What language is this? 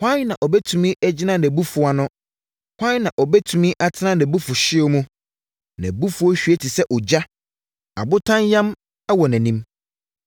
Akan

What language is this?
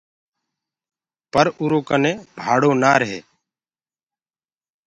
Gurgula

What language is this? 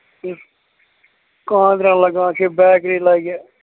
Kashmiri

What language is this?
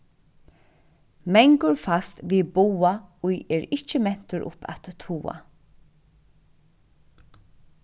Faroese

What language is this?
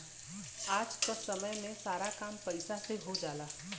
Bhojpuri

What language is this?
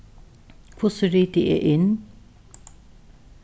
Faroese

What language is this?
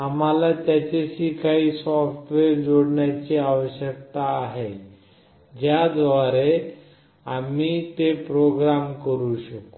Marathi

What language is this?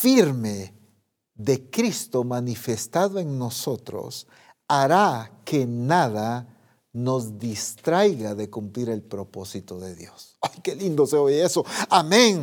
Spanish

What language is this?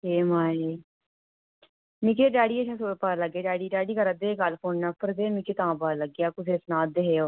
Dogri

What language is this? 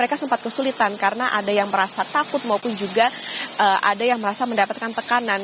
Indonesian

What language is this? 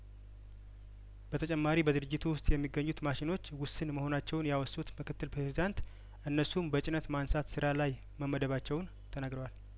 Amharic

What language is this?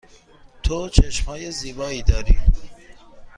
Persian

